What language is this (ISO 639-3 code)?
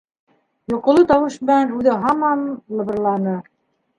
bak